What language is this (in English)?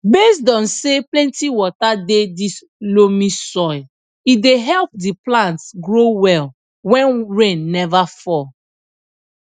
Nigerian Pidgin